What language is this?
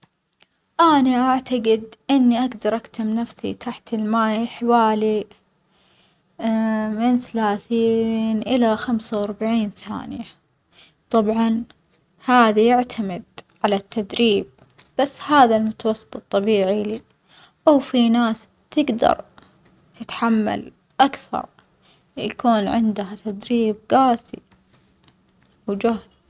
Omani Arabic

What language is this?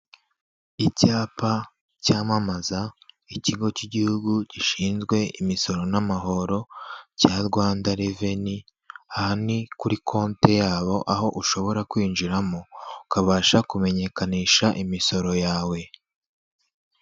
Kinyarwanda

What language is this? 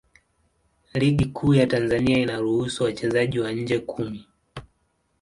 Swahili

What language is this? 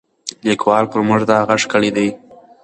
Pashto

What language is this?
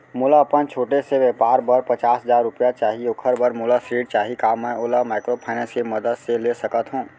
Chhattisgarhi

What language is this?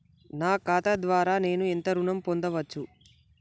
Telugu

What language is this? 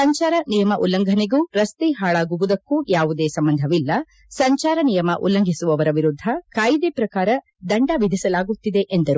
Kannada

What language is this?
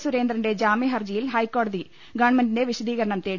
Malayalam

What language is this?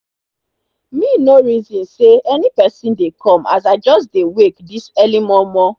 Nigerian Pidgin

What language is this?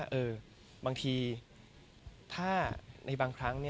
Thai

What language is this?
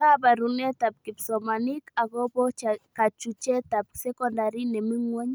Kalenjin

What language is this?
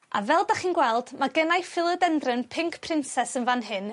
Welsh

